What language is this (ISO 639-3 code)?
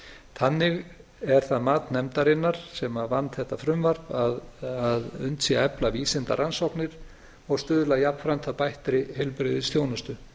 isl